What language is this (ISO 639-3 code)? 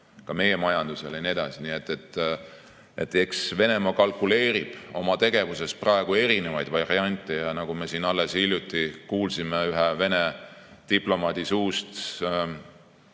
est